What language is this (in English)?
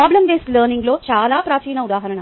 Telugu